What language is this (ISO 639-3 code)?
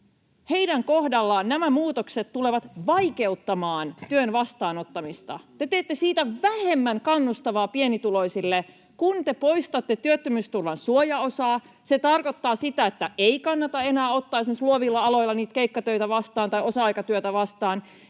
fin